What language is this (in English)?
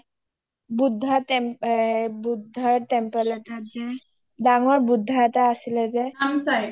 Assamese